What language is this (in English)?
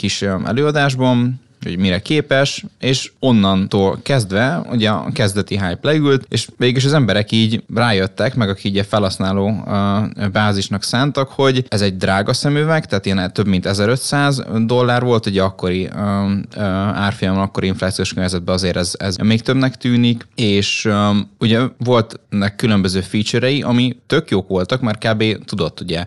Hungarian